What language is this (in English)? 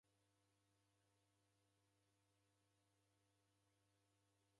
Taita